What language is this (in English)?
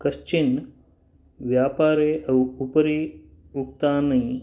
Sanskrit